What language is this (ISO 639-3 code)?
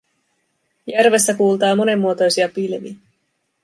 fin